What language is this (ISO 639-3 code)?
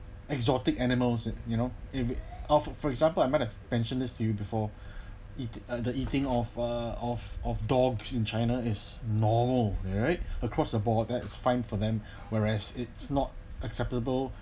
eng